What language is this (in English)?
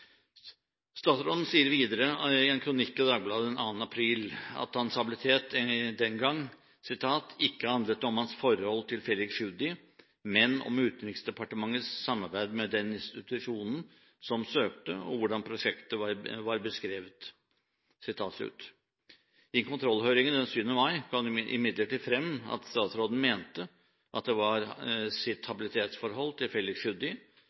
Norwegian Bokmål